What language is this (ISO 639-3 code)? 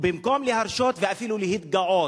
heb